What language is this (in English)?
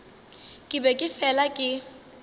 Northern Sotho